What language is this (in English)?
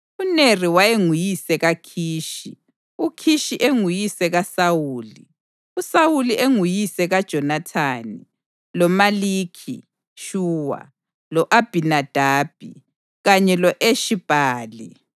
North Ndebele